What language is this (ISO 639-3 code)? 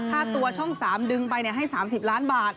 tha